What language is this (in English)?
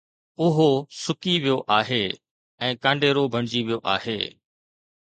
Sindhi